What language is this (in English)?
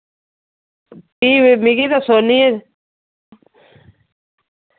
Dogri